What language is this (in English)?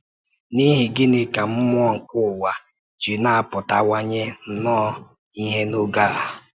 Igbo